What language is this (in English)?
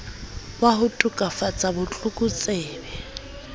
Southern Sotho